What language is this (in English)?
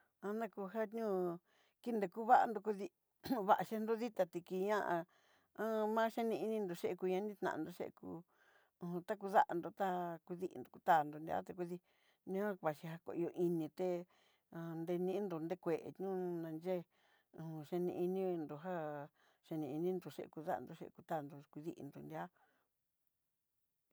Southeastern Nochixtlán Mixtec